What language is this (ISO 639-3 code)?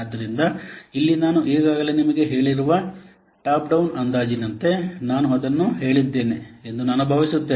kan